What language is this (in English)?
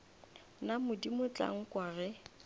Northern Sotho